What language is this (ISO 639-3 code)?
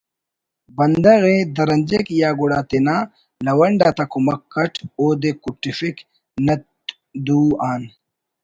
brh